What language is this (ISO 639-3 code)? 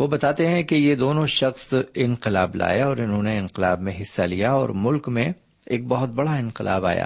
urd